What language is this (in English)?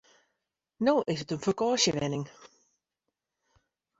Western Frisian